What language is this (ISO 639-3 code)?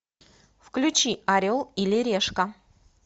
rus